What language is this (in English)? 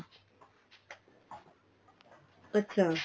Punjabi